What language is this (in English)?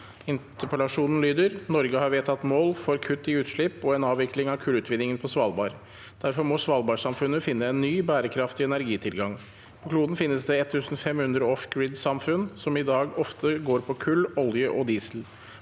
Norwegian